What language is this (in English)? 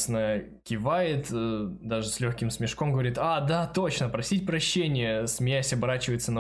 Russian